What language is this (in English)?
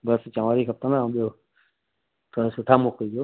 Sindhi